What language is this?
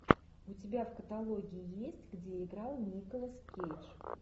Russian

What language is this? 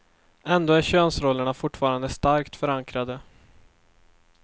Swedish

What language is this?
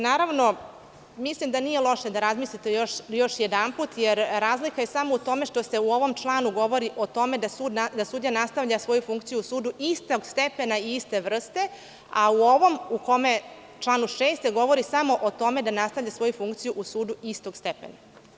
Serbian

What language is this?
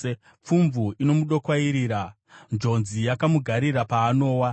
Shona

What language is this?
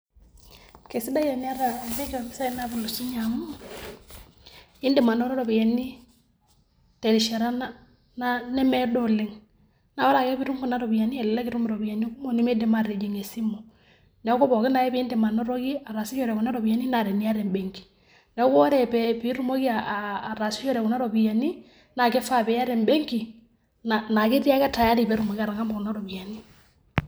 Masai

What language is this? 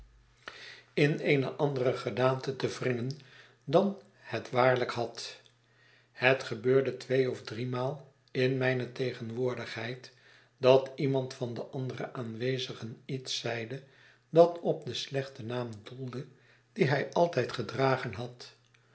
Dutch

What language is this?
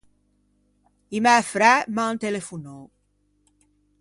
Ligurian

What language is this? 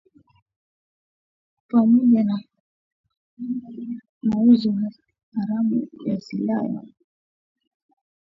Swahili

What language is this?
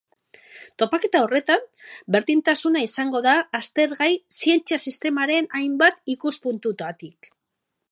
Basque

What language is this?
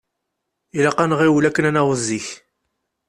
Kabyle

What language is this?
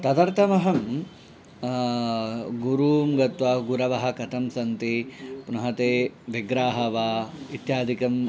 Sanskrit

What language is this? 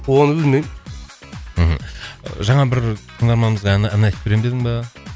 Kazakh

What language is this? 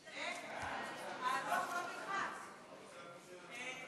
Hebrew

